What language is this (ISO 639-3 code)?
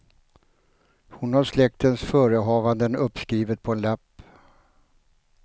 swe